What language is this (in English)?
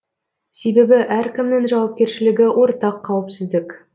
Kazakh